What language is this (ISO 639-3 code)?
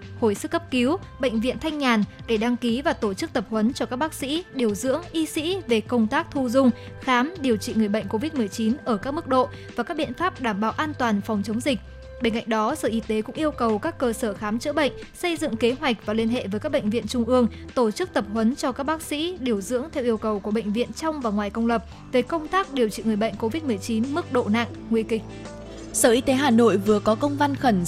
vie